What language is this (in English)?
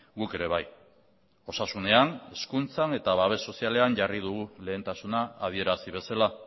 Basque